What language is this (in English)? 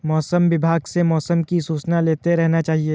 Hindi